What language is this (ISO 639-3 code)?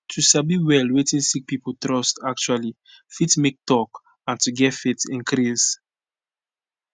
pcm